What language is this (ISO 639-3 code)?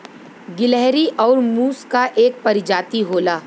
bho